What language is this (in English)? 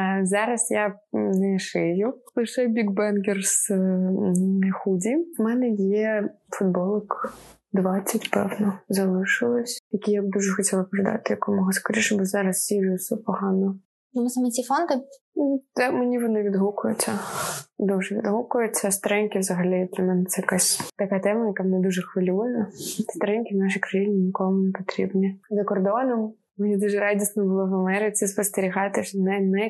Ukrainian